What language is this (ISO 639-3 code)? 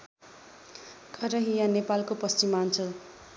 nep